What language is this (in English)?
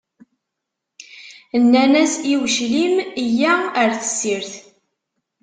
Kabyle